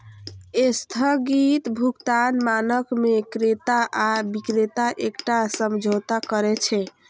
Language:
Maithili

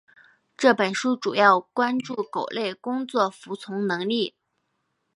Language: Chinese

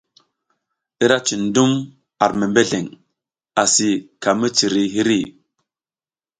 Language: South Giziga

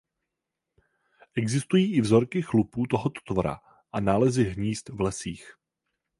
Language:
Czech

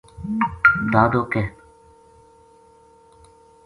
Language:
Gujari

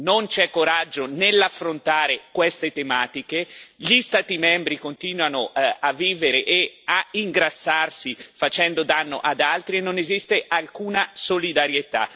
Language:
Italian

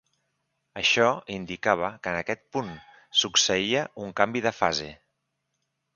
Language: Catalan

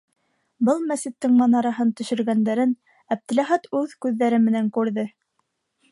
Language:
Bashkir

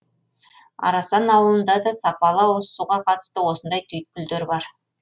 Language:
Kazakh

